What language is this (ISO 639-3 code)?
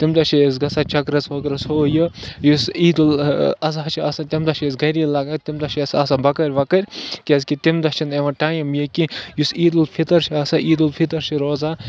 kas